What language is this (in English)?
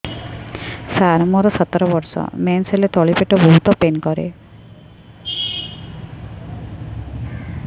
Odia